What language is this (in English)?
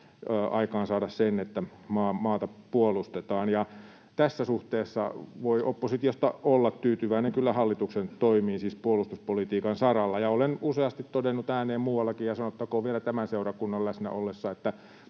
Finnish